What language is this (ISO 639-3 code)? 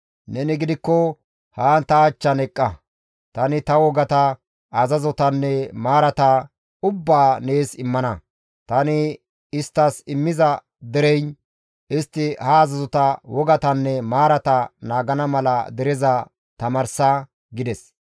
gmv